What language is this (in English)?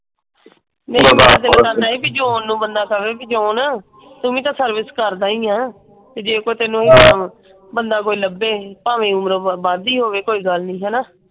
Punjabi